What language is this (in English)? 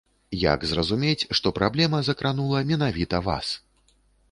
Belarusian